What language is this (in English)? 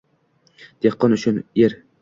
Uzbek